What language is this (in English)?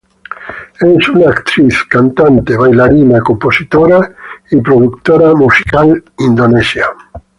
Spanish